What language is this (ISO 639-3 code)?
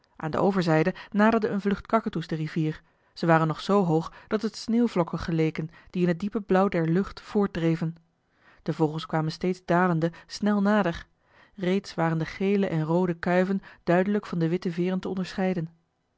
nld